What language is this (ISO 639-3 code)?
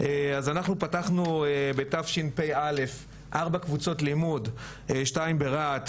heb